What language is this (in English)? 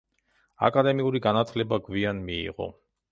Georgian